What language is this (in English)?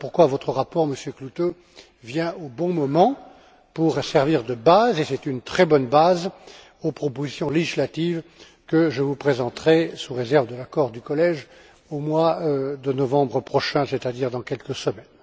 French